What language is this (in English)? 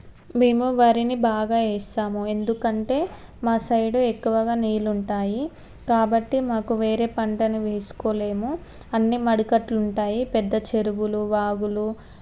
Telugu